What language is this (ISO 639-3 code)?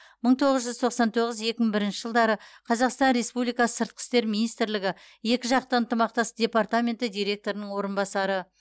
kaz